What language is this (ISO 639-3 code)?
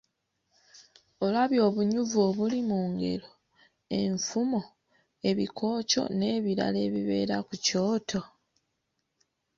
lug